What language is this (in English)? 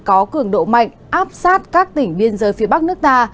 Vietnamese